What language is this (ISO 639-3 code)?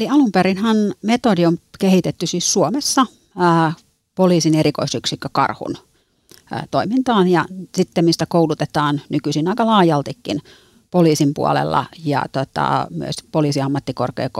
fin